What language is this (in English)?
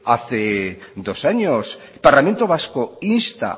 Spanish